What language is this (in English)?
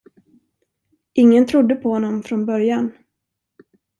Swedish